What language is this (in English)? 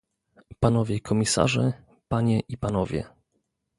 Polish